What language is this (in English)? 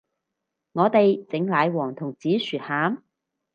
Cantonese